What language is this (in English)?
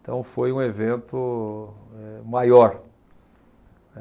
Portuguese